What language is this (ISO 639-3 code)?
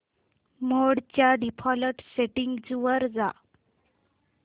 mar